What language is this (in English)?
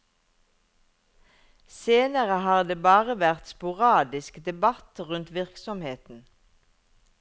Norwegian